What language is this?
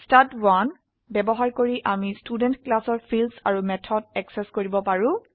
Assamese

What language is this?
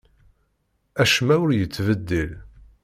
Kabyle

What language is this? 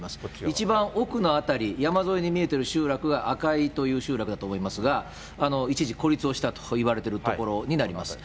Japanese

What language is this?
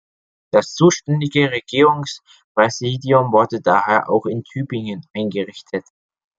German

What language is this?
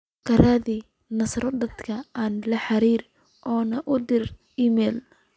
Somali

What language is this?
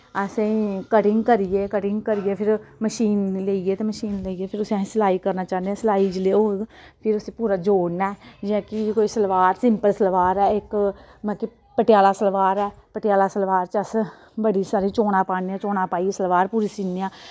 Dogri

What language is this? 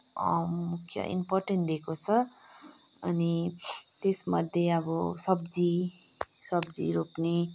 Nepali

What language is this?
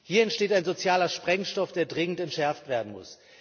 German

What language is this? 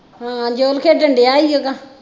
Punjabi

